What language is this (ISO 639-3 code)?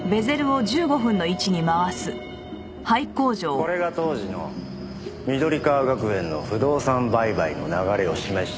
jpn